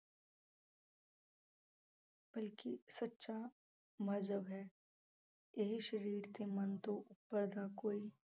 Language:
Punjabi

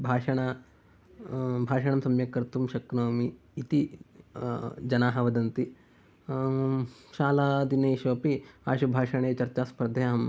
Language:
Sanskrit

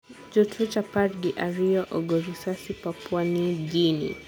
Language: Luo (Kenya and Tanzania)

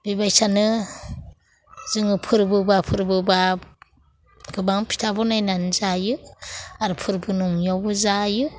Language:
Bodo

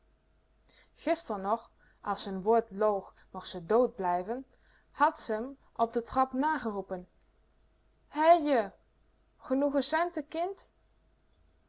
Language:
Dutch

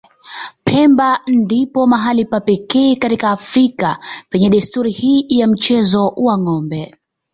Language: Swahili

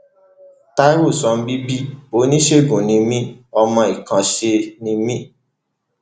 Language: Yoruba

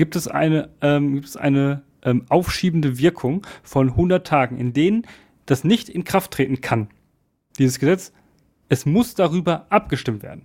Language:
German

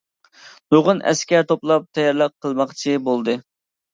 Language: Uyghur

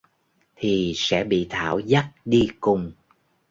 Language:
Vietnamese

